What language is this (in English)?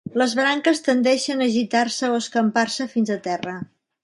Catalan